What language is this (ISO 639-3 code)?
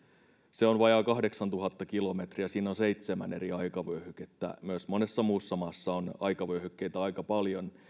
fin